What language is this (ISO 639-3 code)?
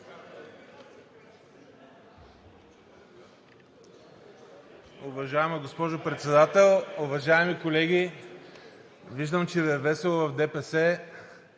bul